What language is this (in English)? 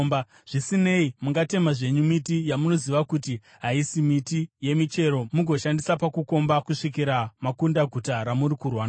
Shona